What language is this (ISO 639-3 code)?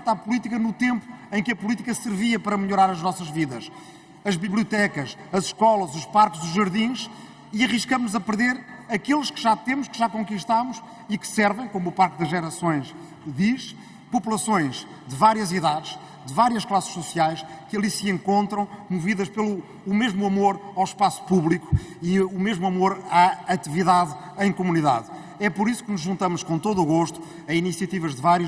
por